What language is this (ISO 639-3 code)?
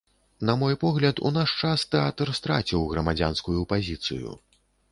bel